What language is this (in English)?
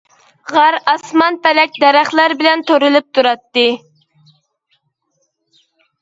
Uyghur